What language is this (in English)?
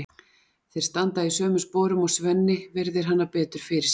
Icelandic